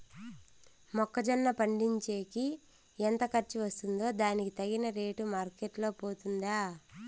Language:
Telugu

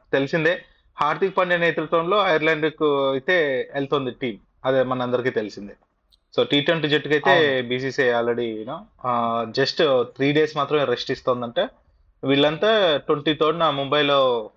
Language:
Telugu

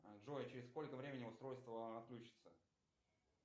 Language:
Russian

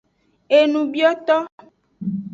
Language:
Aja (Benin)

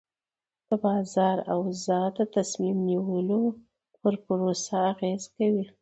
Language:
Pashto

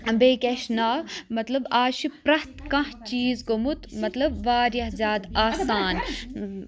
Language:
Kashmiri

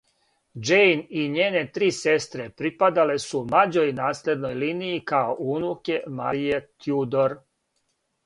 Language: Serbian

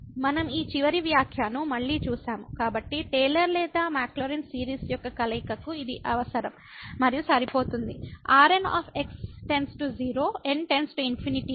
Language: Telugu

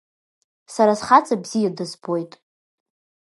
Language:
Abkhazian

